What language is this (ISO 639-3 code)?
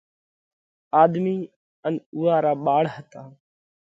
kvx